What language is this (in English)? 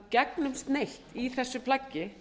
Icelandic